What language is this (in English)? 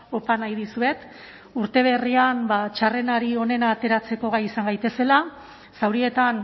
Basque